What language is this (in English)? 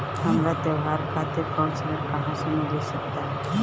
Bhojpuri